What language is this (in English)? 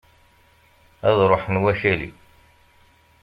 Kabyle